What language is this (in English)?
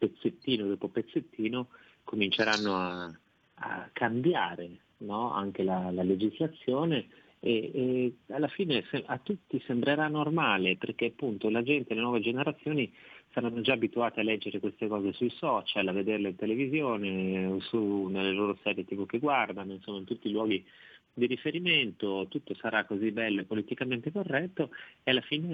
Italian